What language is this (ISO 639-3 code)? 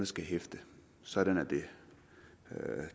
dan